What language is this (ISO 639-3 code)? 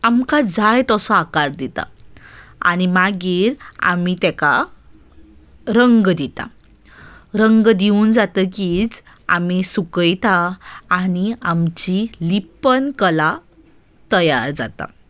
kok